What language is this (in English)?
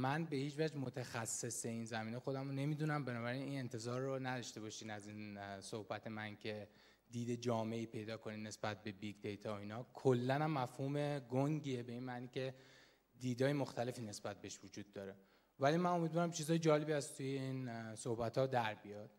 Persian